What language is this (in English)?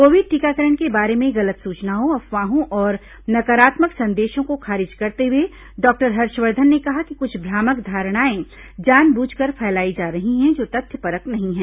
Hindi